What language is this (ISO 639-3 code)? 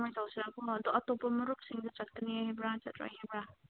mni